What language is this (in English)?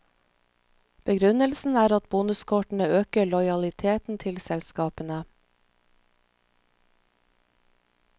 Norwegian